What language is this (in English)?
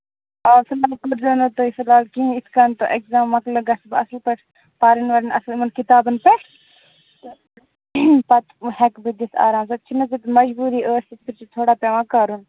Kashmiri